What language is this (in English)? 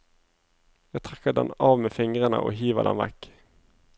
Norwegian